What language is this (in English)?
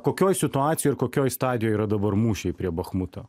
Lithuanian